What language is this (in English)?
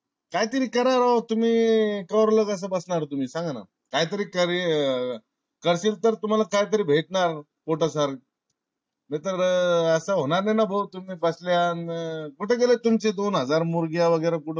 Marathi